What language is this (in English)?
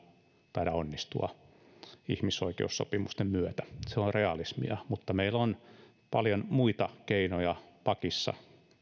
Finnish